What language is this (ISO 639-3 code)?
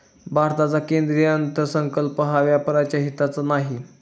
mar